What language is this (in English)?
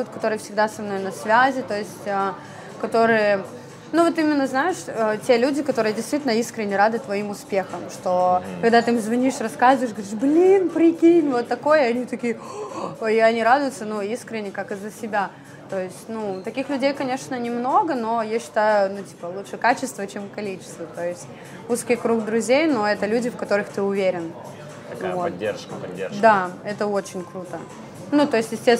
Russian